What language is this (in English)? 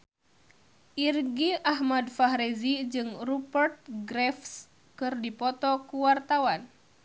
Sundanese